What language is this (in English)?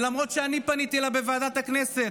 Hebrew